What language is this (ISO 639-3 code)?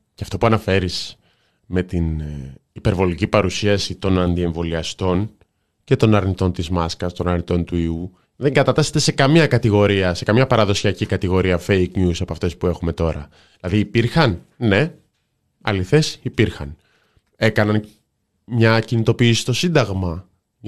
ell